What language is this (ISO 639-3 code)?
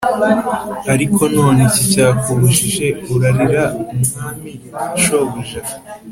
kin